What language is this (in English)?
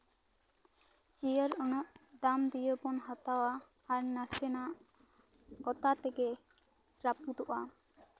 Santali